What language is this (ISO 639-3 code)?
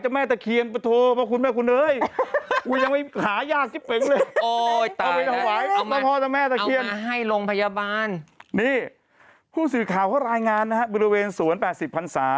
tha